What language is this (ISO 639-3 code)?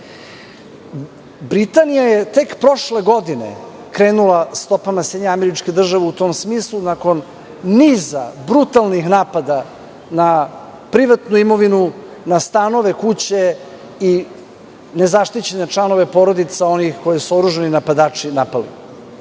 srp